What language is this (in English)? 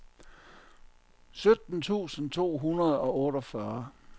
Danish